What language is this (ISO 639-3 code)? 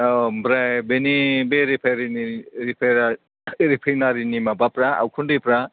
brx